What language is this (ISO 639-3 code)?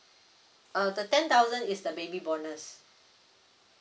eng